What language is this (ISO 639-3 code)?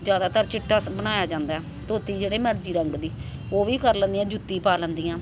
pan